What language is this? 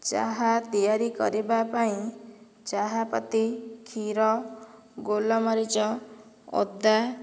Odia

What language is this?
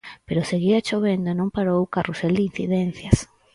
Galician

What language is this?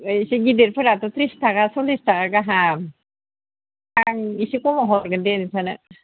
Bodo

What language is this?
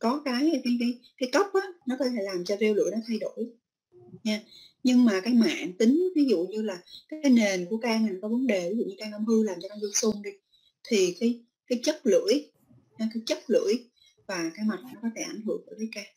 Vietnamese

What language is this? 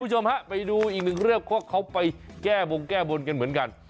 Thai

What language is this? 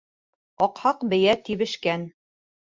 Bashkir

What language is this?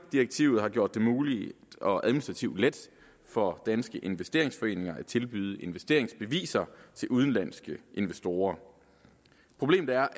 Danish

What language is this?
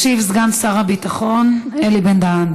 Hebrew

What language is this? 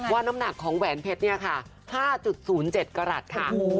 Thai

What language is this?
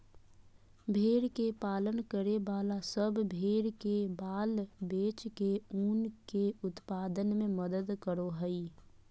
Magahi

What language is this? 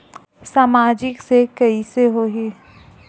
Chhattisgarhi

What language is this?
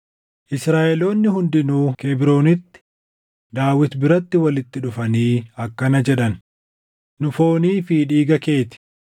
Oromo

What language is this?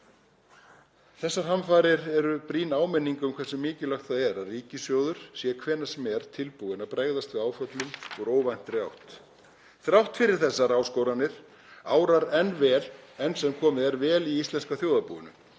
Icelandic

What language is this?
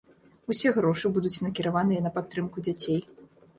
Belarusian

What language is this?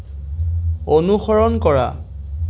Assamese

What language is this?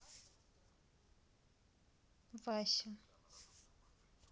Russian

